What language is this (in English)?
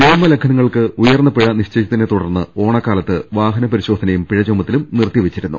Malayalam